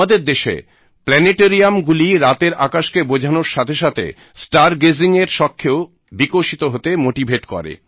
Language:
Bangla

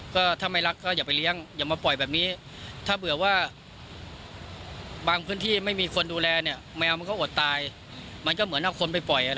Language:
Thai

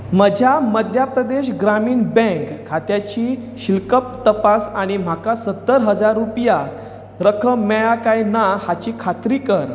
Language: Konkani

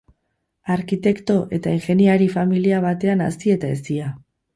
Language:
Basque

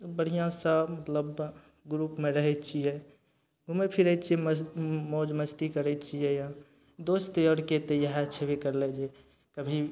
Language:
Maithili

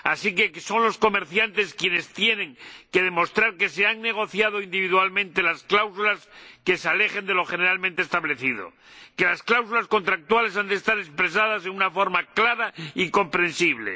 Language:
Spanish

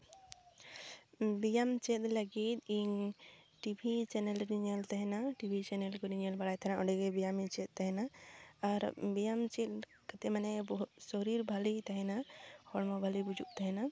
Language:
Santali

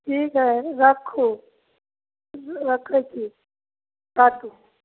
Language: Maithili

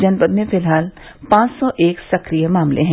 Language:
Hindi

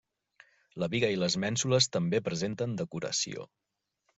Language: Catalan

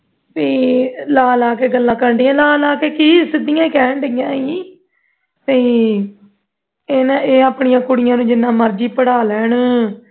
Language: Punjabi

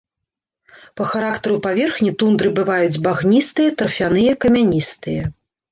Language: Belarusian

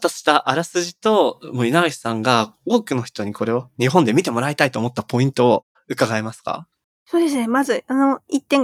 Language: Japanese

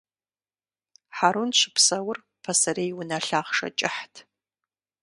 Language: Kabardian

